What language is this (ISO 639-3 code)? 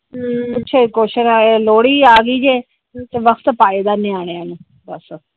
pan